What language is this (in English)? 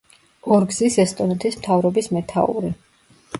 Georgian